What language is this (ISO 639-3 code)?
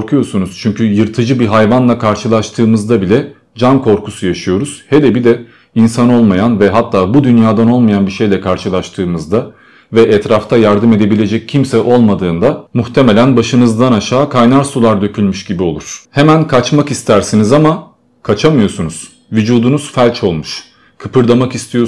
tur